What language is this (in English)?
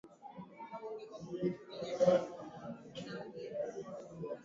Swahili